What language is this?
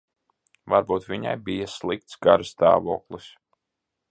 Latvian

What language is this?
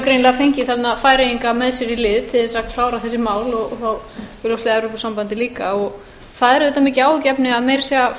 Icelandic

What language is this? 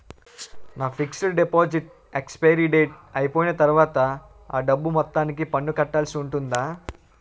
Telugu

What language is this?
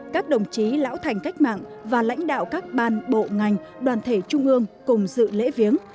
Vietnamese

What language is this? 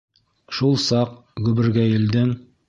Bashkir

